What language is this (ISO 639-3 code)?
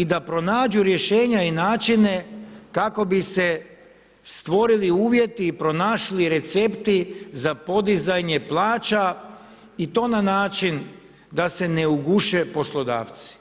hrv